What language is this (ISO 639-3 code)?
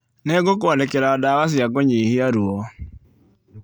kik